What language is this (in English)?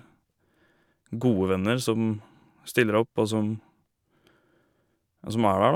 Norwegian